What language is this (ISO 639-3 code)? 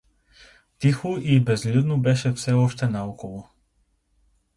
bul